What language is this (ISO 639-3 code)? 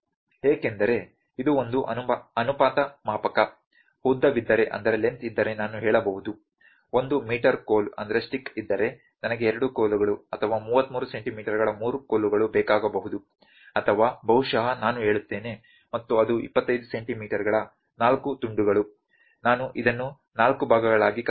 kan